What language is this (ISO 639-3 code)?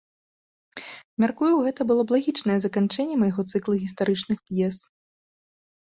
bel